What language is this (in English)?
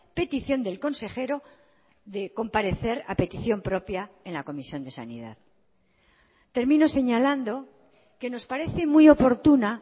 Spanish